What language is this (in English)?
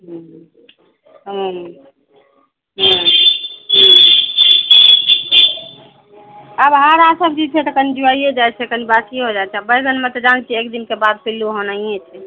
Maithili